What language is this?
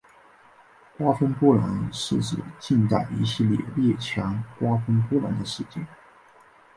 Chinese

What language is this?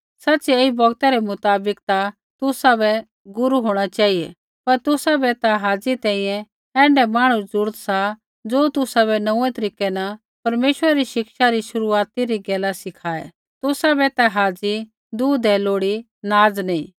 Kullu Pahari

